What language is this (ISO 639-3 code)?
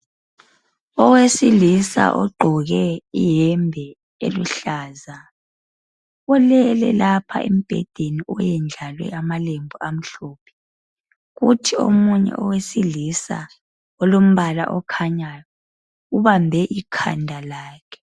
nde